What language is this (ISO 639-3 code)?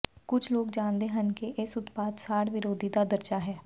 pan